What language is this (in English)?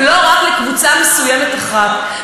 Hebrew